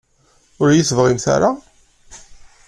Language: Kabyle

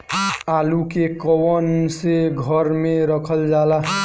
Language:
Bhojpuri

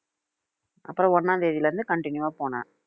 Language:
Tamil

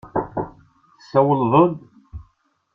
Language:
Kabyle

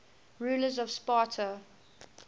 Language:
English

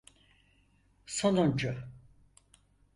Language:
Turkish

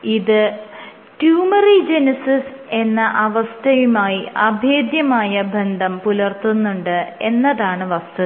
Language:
Malayalam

